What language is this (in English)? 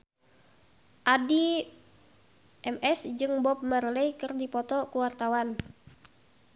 Sundanese